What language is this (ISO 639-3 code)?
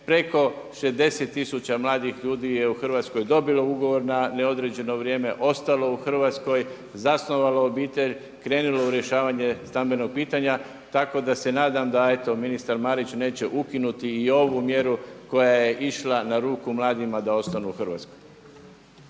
hrv